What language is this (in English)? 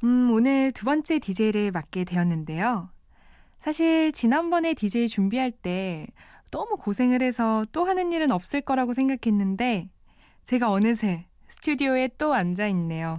Korean